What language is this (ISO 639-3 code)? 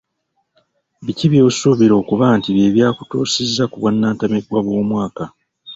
lug